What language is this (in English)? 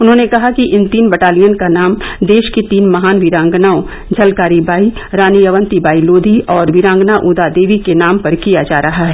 Hindi